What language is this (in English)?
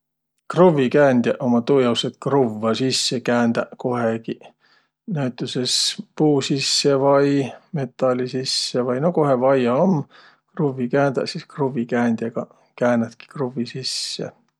Võro